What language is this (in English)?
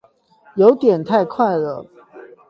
Chinese